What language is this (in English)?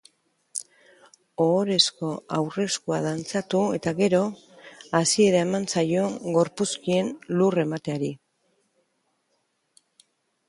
Basque